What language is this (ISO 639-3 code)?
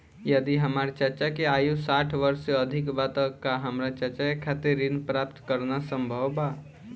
bho